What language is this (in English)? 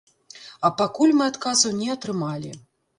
Belarusian